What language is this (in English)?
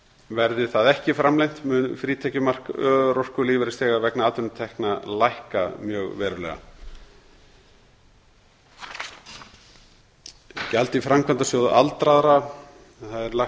Icelandic